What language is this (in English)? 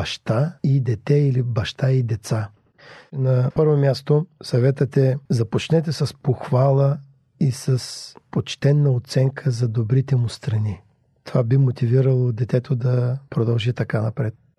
Bulgarian